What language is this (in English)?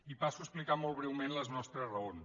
Catalan